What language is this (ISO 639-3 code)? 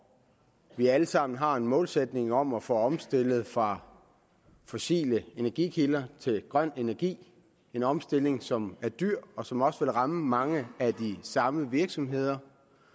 dan